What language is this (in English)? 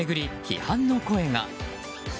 Japanese